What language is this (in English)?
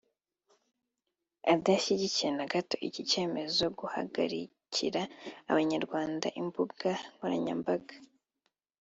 Kinyarwanda